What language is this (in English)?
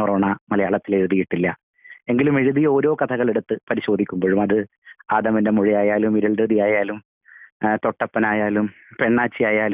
Malayalam